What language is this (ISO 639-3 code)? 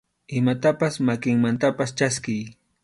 qxu